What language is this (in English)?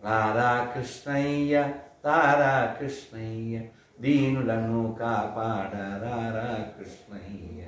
Indonesian